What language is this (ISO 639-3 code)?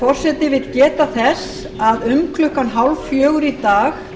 isl